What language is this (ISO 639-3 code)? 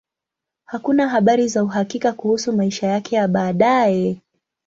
swa